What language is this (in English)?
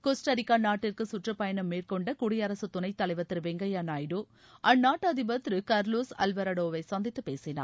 Tamil